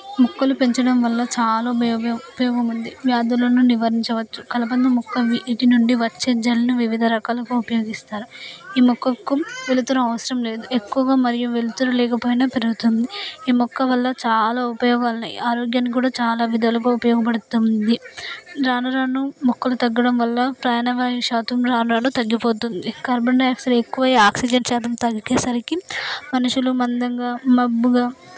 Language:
Telugu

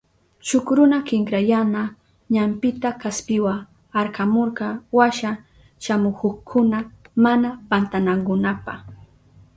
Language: Southern Pastaza Quechua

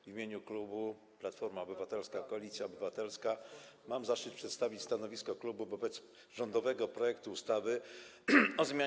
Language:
Polish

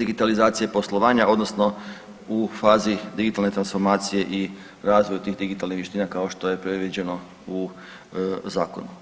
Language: Croatian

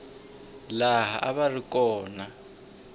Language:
Tsonga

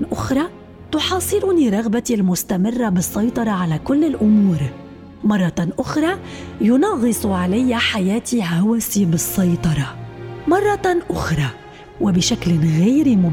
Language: Arabic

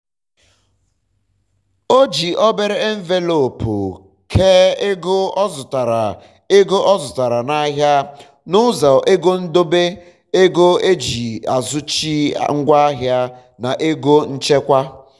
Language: Igbo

